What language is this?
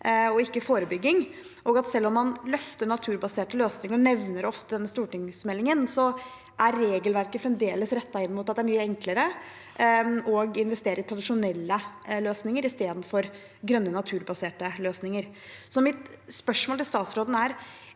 Norwegian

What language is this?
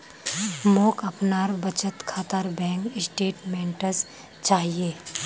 Magahi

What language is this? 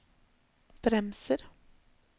Norwegian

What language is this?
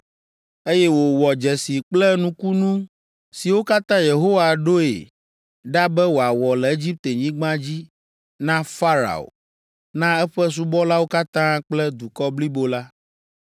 Ewe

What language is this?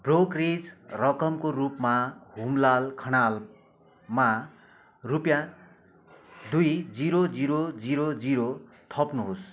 Nepali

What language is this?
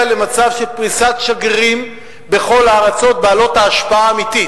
Hebrew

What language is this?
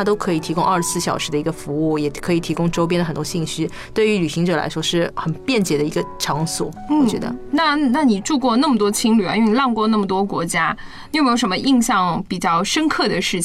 Chinese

